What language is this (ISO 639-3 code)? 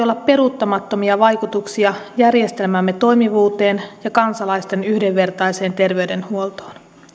fin